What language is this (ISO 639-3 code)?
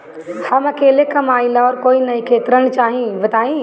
bho